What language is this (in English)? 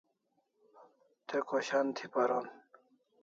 Kalasha